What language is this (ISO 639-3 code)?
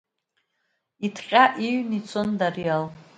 abk